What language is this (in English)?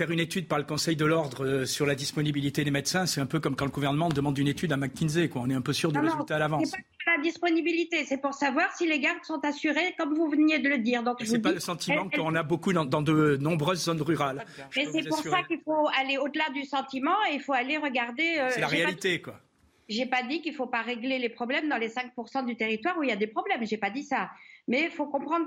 French